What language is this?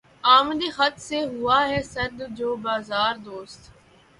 Urdu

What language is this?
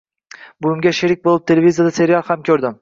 Uzbek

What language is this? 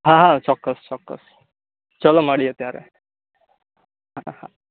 Gujarati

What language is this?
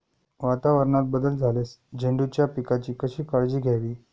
Marathi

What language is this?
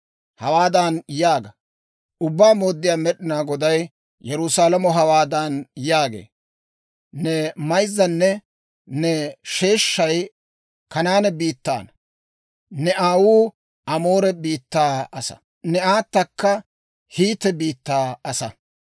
Dawro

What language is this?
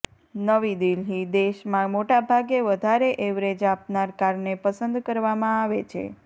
Gujarati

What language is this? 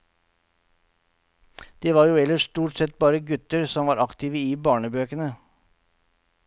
Norwegian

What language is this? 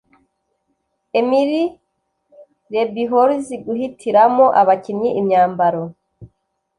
Kinyarwanda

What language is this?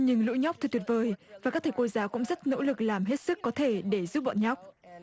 Vietnamese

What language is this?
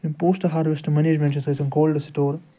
Kashmiri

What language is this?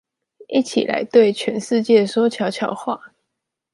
Chinese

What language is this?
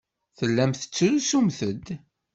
Kabyle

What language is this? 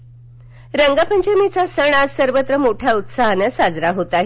Marathi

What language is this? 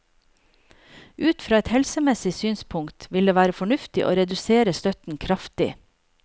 Norwegian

